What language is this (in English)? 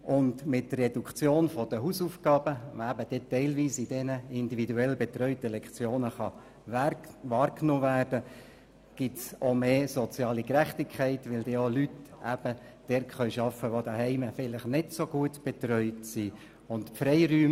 Swiss German